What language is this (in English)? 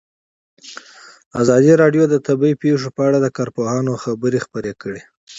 Pashto